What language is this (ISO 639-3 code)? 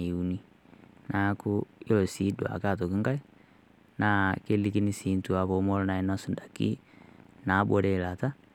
mas